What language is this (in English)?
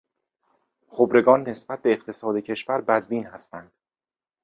Persian